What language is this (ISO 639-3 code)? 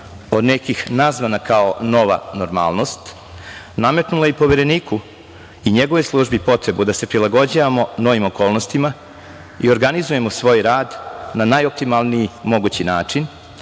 srp